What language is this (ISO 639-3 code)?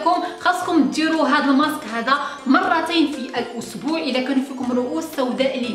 ara